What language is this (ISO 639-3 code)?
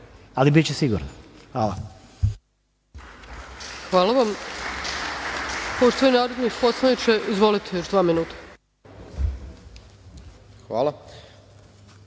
srp